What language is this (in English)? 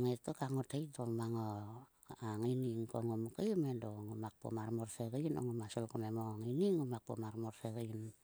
Sulka